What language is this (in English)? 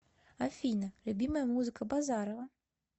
Russian